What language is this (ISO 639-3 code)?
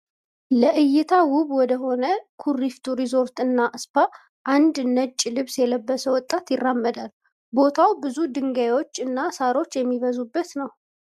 amh